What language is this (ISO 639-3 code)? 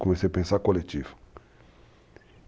por